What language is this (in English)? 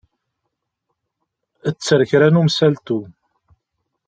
Kabyle